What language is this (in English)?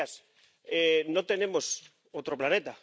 Spanish